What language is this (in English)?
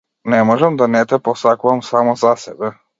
Macedonian